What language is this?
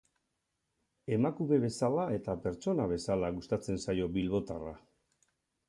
Basque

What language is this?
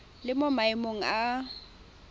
Tswana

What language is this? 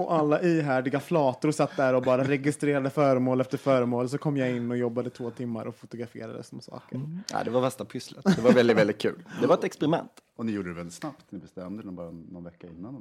Swedish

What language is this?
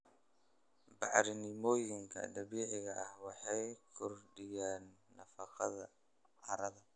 Somali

